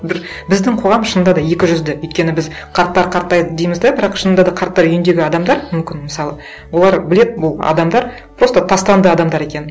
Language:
Kazakh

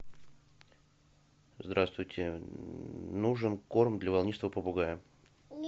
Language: Russian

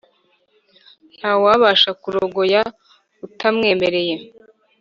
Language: Kinyarwanda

